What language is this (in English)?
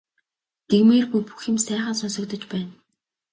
Mongolian